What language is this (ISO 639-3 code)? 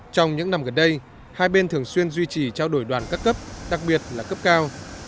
vie